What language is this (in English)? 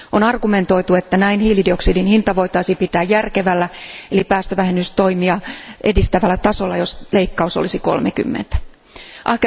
Finnish